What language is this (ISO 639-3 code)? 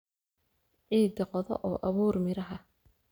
som